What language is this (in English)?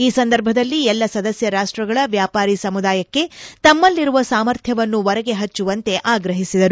Kannada